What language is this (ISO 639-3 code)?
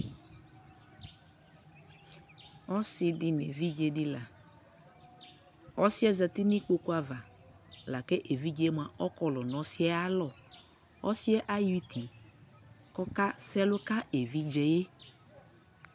kpo